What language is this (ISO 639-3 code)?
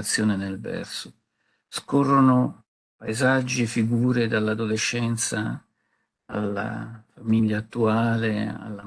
ita